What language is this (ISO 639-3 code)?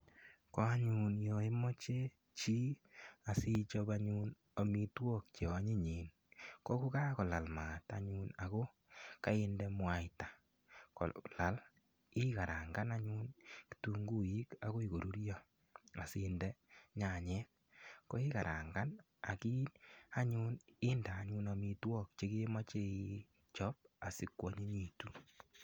kln